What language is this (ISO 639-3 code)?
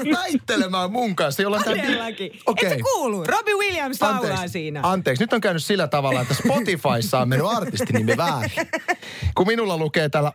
fin